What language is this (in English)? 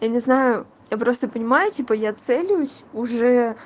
Russian